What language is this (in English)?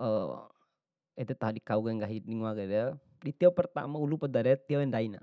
Bima